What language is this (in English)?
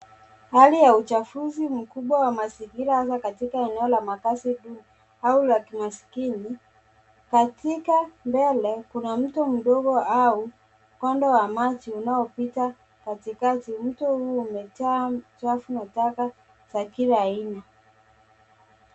Swahili